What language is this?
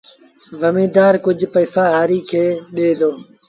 Sindhi Bhil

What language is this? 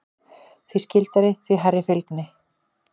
Icelandic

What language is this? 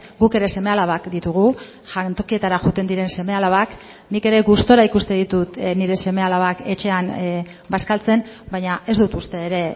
Basque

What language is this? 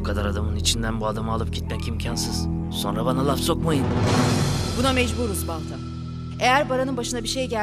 Turkish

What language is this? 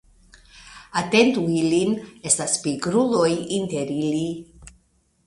Esperanto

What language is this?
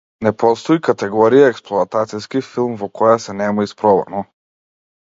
Macedonian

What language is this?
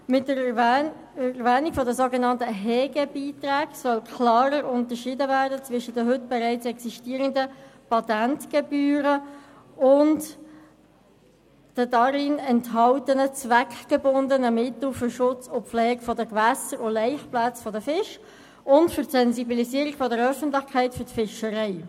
Swiss German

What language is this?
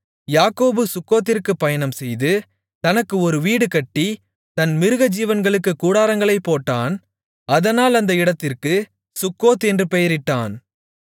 Tamil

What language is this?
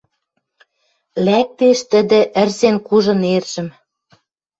Western Mari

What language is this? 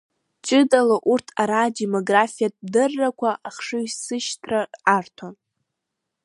Abkhazian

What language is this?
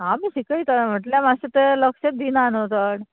Konkani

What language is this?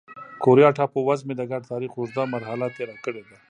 Pashto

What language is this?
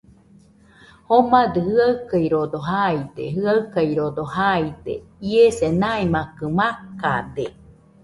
Nüpode Huitoto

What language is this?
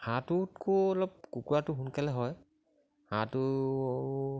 Assamese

